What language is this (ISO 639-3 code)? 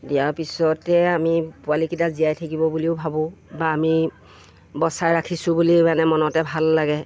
asm